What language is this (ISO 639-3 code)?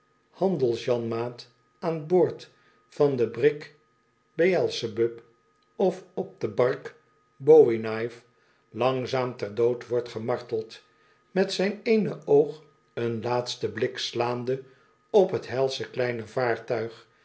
nld